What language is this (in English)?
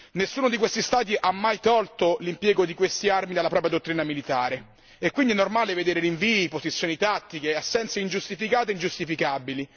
Italian